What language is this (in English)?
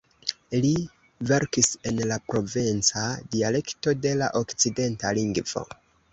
Esperanto